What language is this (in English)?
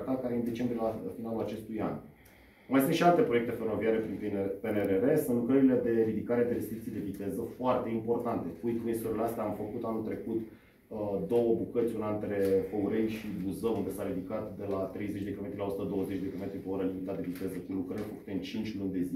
Romanian